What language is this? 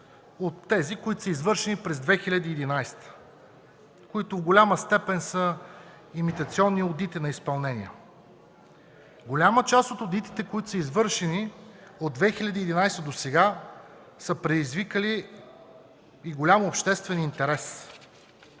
Bulgarian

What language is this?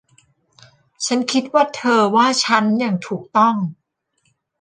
Thai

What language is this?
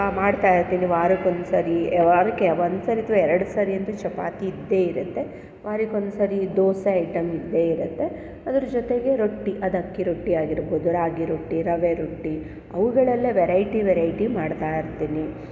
Kannada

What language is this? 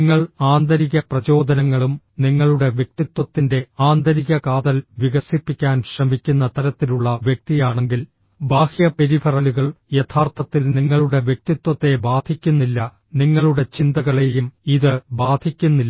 Malayalam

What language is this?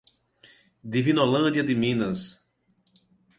Portuguese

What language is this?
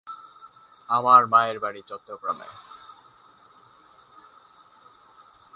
Bangla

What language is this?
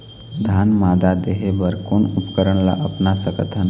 Chhattisgarhi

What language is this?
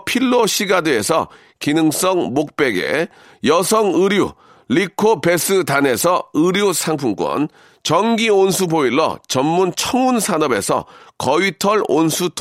Korean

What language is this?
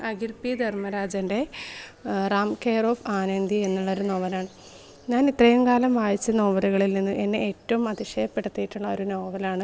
Malayalam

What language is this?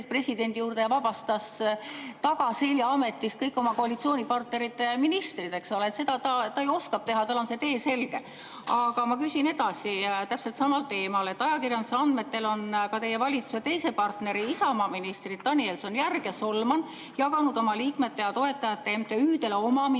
Estonian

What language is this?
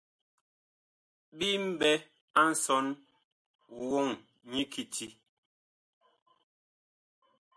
Bakoko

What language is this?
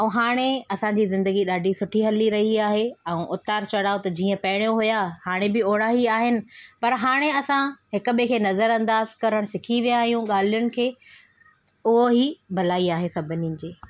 Sindhi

